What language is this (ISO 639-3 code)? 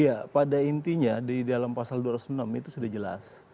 ind